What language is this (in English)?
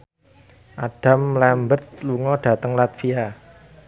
Javanese